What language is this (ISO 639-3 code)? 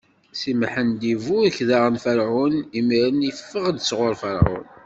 kab